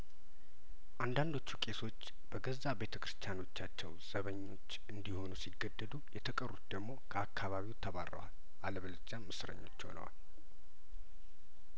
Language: Amharic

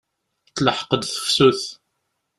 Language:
Kabyle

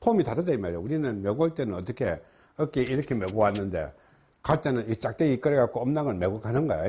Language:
Korean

